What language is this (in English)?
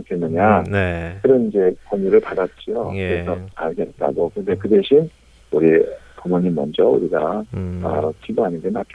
Korean